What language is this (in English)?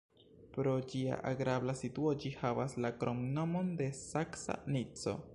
Esperanto